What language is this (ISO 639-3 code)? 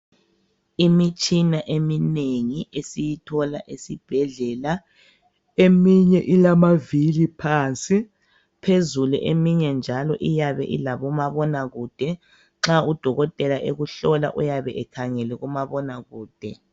nde